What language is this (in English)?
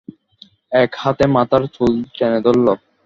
Bangla